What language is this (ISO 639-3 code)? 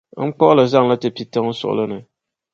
dag